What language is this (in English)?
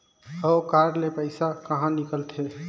Chhattisgarhi